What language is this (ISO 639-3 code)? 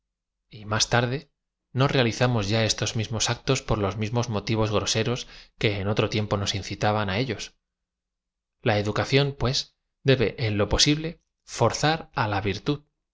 spa